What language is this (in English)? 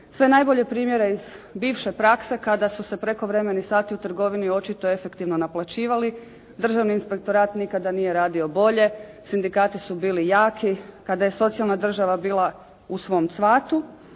Croatian